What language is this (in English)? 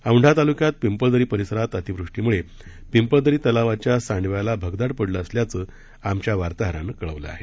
Marathi